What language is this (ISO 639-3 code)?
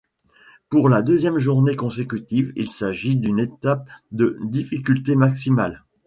fra